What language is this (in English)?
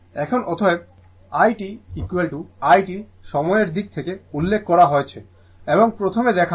Bangla